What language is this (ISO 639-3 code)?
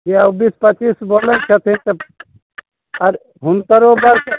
mai